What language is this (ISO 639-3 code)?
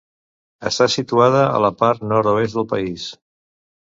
cat